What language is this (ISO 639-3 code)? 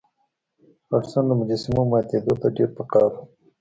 pus